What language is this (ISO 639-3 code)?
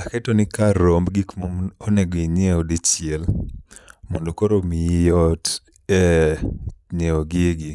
luo